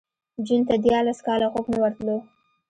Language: Pashto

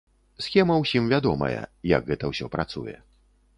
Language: Belarusian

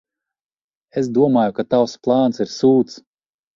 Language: Latvian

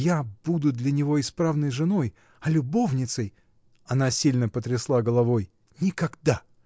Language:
Russian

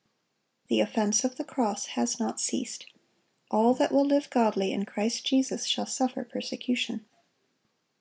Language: English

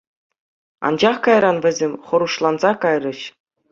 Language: Chuvash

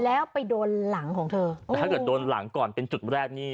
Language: Thai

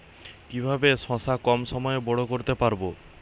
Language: Bangla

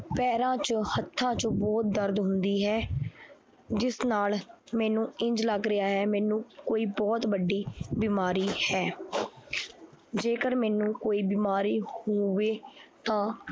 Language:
Punjabi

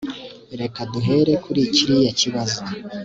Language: Kinyarwanda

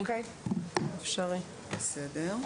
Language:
Hebrew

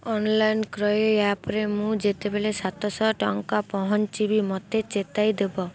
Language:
Odia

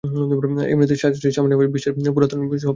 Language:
Bangla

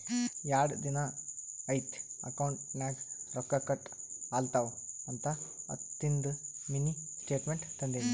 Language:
Kannada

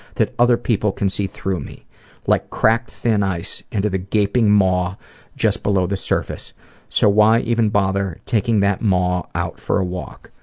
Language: English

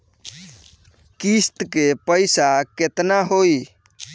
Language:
Bhojpuri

